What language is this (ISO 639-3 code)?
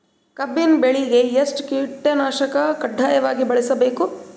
kan